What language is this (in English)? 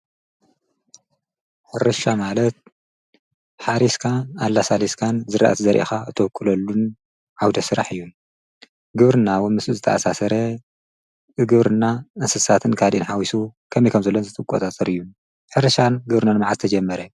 Tigrinya